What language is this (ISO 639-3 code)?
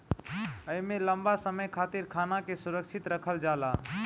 bho